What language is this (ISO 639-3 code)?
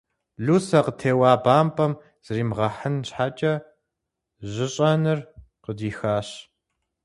kbd